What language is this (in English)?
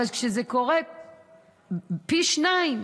Hebrew